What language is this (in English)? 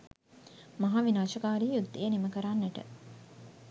Sinhala